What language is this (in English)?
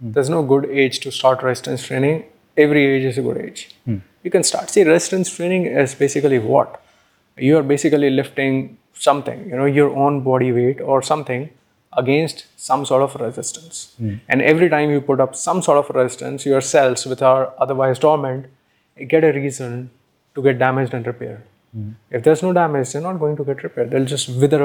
English